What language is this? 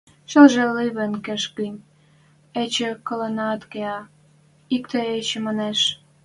Western Mari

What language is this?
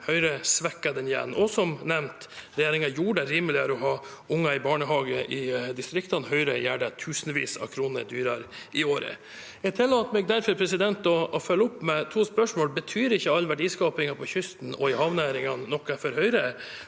Norwegian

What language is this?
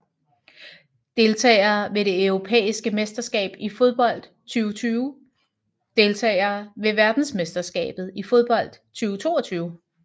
Danish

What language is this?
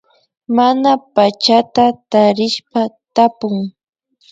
Imbabura Highland Quichua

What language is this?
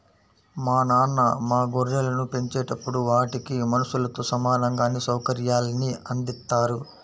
Telugu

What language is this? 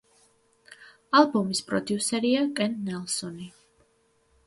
Georgian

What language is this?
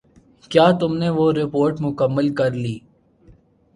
Urdu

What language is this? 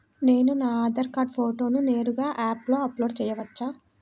Telugu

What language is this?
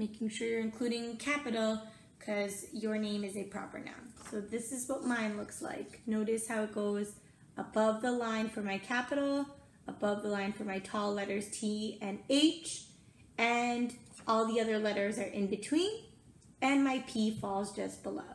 English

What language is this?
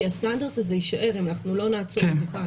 Hebrew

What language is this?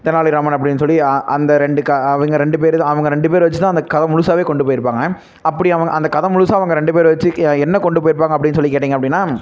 Tamil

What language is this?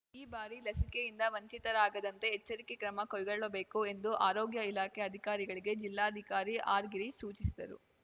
Kannada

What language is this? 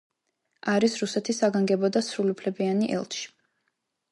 Georgian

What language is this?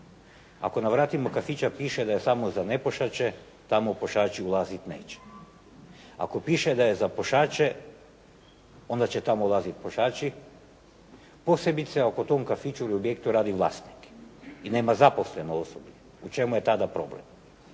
Croatian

